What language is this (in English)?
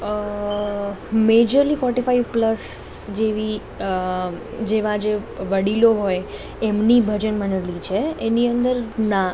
Gujarati